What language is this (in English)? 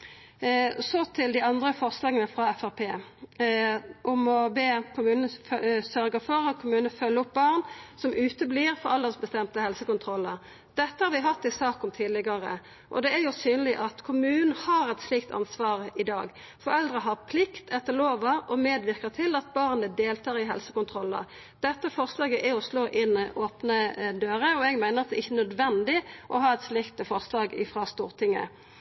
Norwegian Nynorsk